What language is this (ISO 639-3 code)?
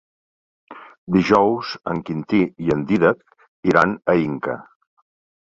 cat